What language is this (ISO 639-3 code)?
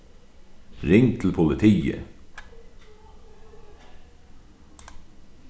fao